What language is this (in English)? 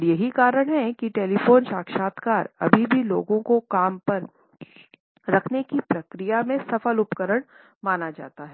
Hindi